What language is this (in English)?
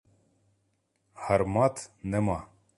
Ukrainian